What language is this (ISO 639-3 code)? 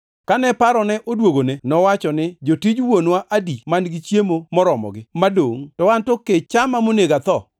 luo